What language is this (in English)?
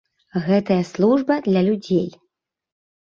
Belarusian